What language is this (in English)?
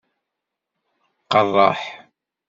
Kabyle